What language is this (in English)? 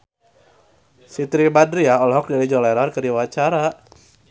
Sundanese